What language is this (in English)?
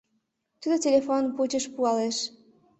Mari